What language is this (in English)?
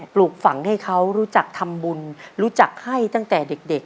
Thai